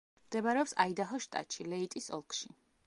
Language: Georgian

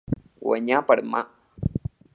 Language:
Catalan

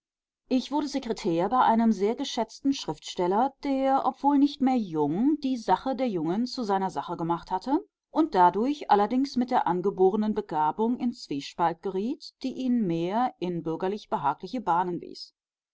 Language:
German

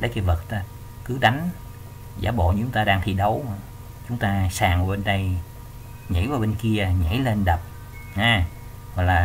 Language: Vietnamese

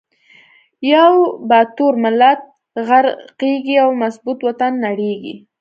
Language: Pashto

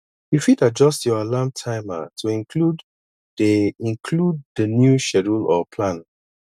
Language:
Nigerian Pidgin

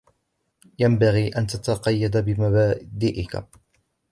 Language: Arabic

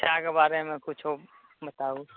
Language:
Maithili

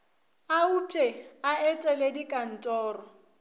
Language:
Northern Sotho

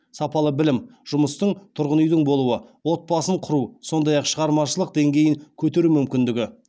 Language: Kazakh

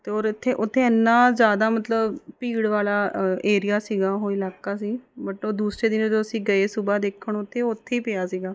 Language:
Punjabi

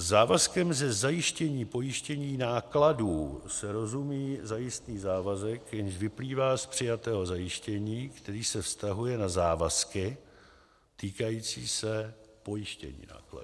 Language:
Czech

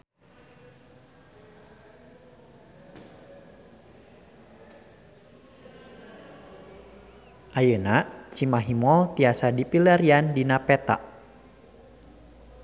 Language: Sundanese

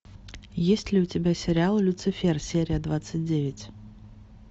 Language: Russian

